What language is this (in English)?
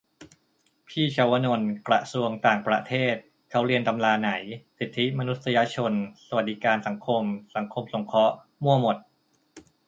Thai